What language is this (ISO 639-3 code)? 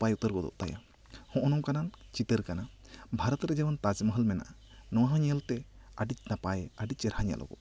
sat